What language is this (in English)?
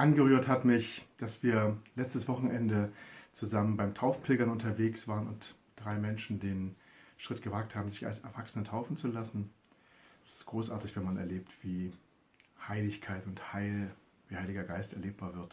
German